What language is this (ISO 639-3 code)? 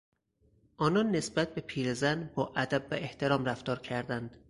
fas